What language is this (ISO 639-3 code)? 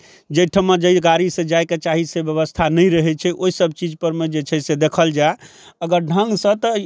mai